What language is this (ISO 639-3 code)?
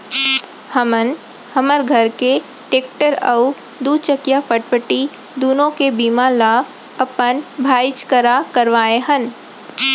hne